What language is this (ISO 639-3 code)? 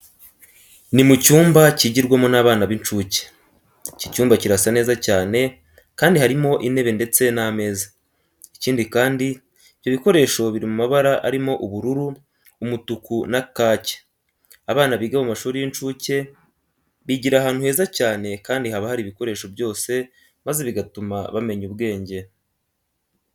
kin